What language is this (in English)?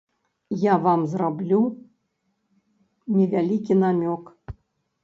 Belarusian